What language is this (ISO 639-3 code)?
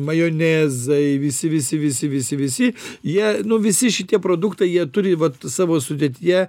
lit